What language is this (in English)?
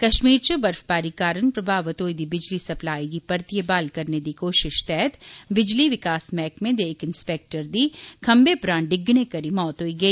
Dogri